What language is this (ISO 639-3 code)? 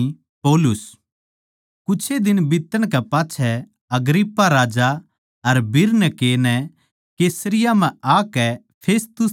bgc